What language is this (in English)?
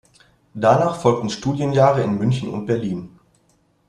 German